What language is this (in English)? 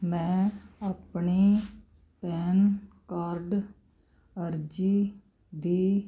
Punjabi